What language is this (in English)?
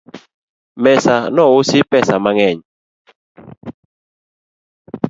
Luo (Kenya and Tanzania)